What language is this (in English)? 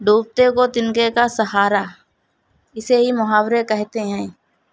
Urdu